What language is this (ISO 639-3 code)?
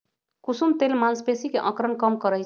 mag